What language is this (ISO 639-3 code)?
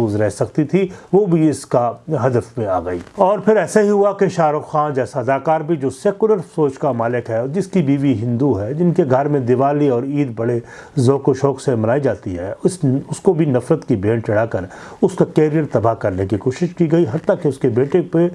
urd